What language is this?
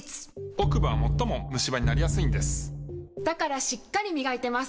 Japanese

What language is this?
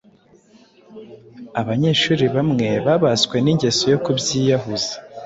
Kinyarwanda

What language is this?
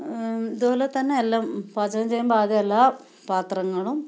Malayalam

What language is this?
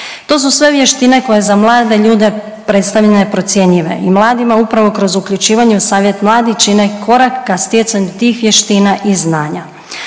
Croatian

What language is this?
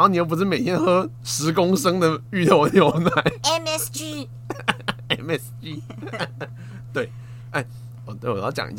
Chinese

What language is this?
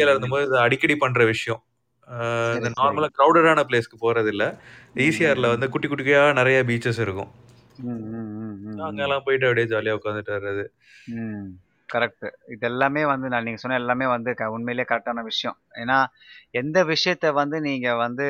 Tamil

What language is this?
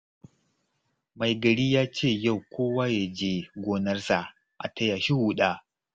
Hausa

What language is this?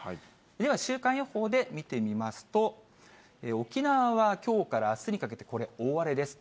Japanese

